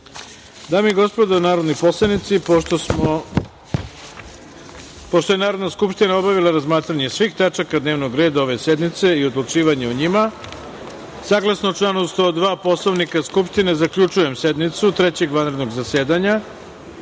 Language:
Serbian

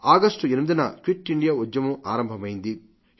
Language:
Telugu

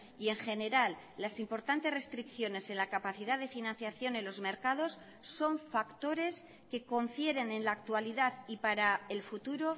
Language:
Spanish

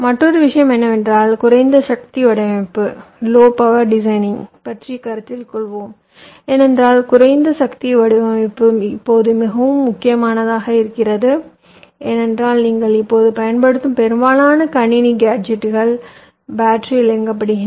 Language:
Tamil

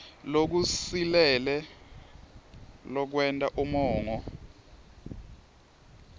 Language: Swati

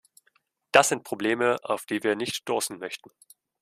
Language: German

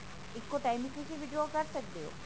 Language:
Punjabi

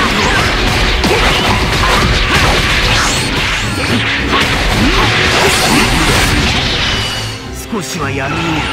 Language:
Japanese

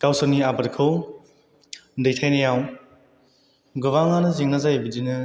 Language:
Bodo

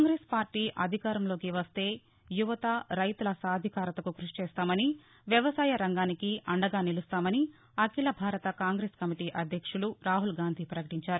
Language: Telugu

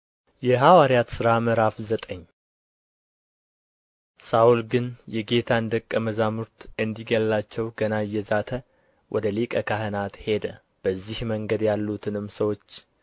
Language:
Amharic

